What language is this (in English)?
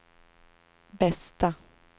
Swedish